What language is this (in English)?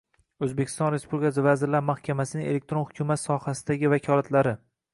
Uzbek